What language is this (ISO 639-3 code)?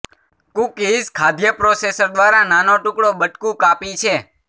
guj